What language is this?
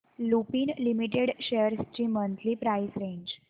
Marathi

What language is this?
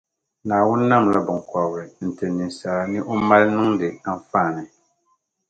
Dagbani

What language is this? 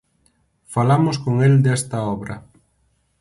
Galician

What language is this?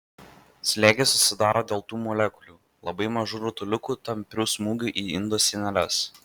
Lithuanian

